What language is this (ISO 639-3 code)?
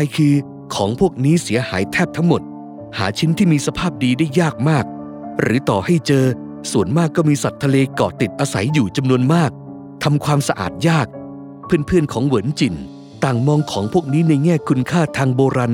tha